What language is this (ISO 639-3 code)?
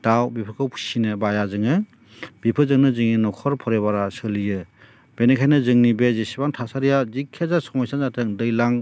brx